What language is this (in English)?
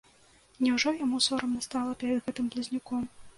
Belarusian